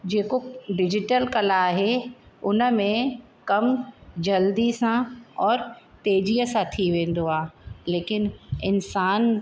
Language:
Sindhi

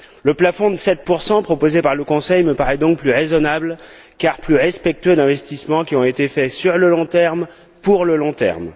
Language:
French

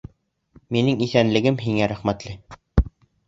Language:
Bashkir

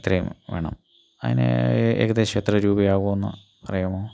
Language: Malayalam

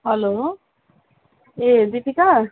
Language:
Nepali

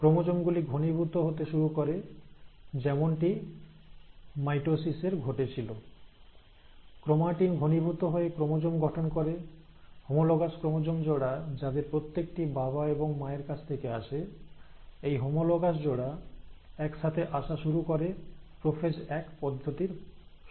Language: Bangla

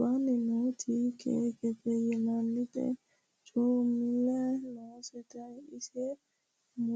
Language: Sidamo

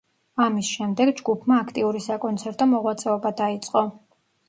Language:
Georgian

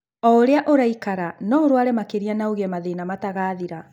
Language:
Kikuyu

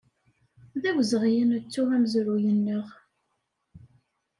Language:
Kabyle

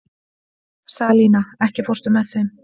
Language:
Icelandic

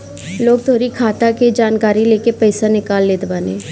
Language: Bhojpuri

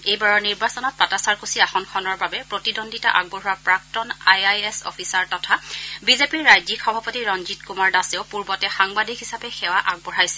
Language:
Assamese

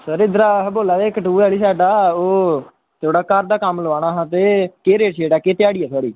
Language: Dogri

